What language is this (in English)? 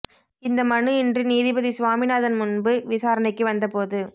Tamil